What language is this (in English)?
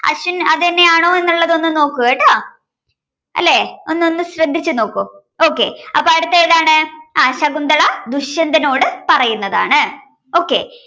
Malayalam